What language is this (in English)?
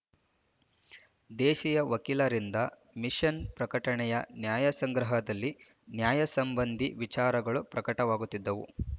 Kannada